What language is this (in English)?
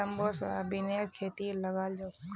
Magahi